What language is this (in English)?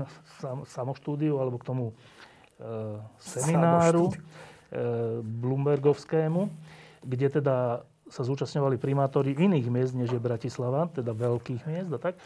Slovak